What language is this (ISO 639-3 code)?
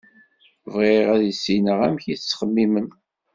kab